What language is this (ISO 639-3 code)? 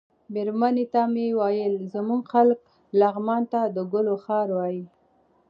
pus